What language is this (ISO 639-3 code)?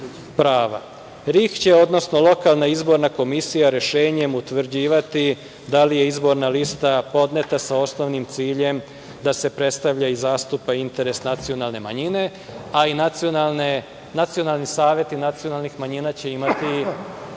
srp